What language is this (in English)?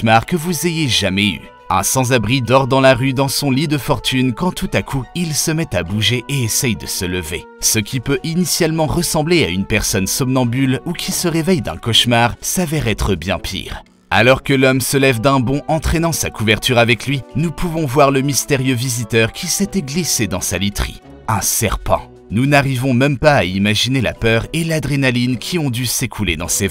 French